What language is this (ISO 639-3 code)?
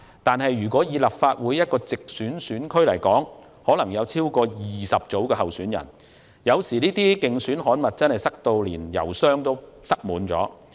yue